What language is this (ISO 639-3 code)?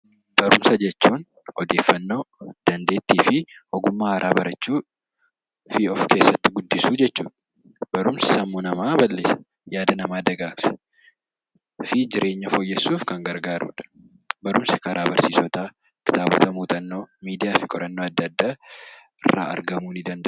orm